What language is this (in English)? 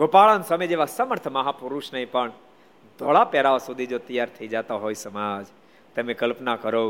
Gujarati